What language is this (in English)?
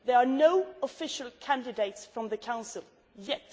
English